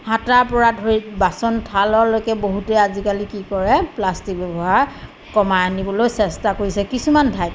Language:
Assamese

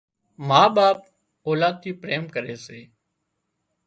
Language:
Wadiyara Koli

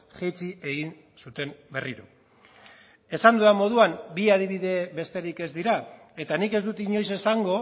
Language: Basque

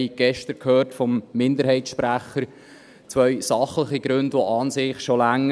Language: Swiss German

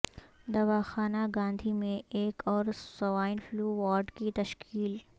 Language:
Urdu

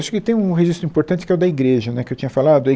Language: Portuguese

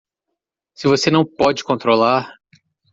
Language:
Portuguese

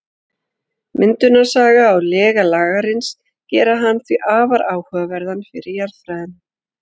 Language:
Icelandic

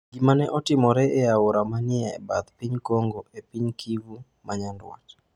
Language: Luo (Kenya and Tanzania)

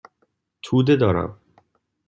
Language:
Persian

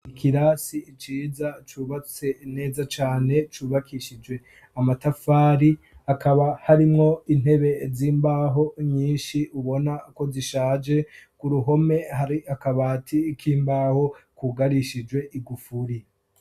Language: Rundi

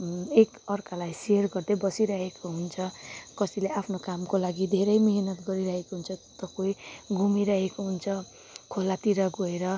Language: Nepali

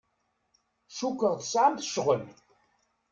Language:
Kabyle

